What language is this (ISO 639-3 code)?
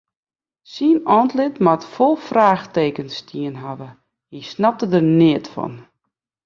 fry